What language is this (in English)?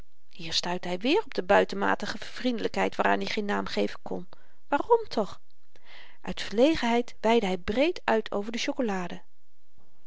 Dutch